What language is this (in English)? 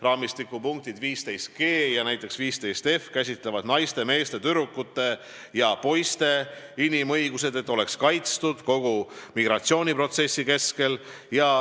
Estonian